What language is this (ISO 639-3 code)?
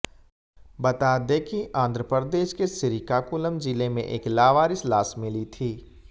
hin